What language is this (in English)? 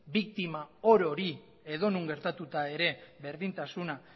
Basque